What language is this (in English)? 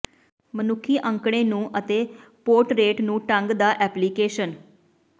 Punjabi